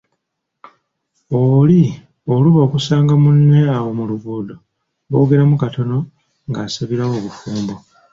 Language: Ganda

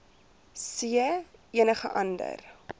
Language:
Afrikaans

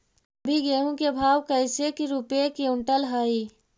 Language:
Magahi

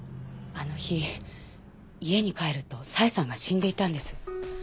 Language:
Japanese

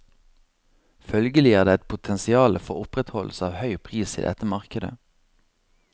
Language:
Norwegian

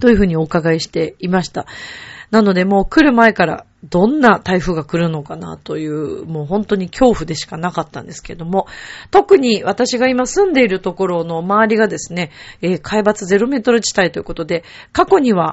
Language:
Japanese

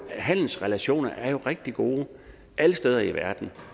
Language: Danish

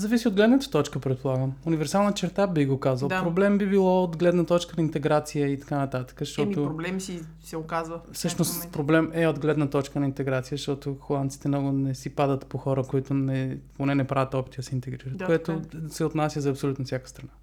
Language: Bulgarian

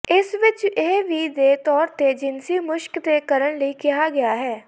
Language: Punjabi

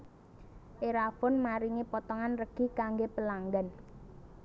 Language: Javanese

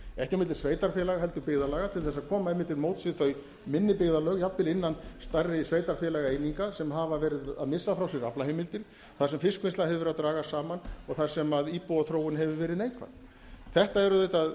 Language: Icelandic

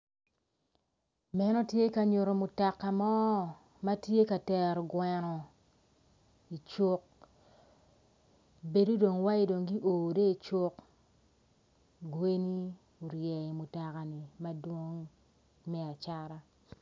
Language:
Acoli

